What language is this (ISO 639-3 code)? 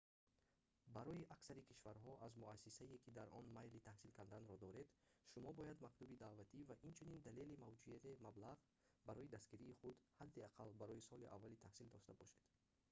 tgk